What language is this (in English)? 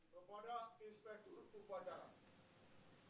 Indonesian